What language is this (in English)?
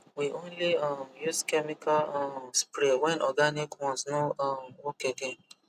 Nigerian Pidgin